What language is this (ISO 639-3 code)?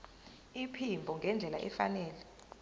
zul